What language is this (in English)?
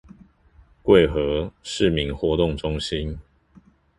Chinese